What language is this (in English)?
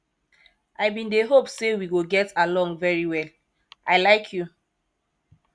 Nigerian Pidgin